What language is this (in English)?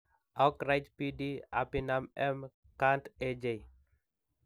Kalenjin